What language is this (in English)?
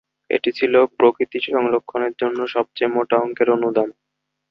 Bangla